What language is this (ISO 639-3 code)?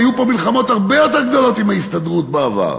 heb